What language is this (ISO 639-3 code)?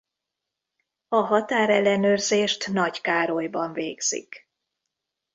hun